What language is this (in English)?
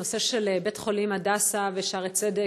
Hebrew